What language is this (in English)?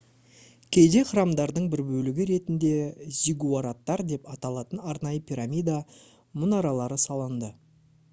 Kazakh